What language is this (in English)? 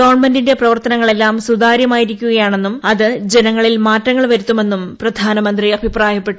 Malayalam